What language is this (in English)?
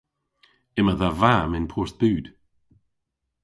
Cornish